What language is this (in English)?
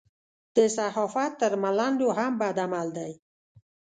Pashto